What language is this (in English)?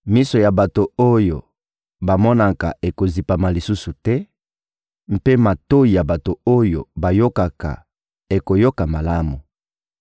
Lingala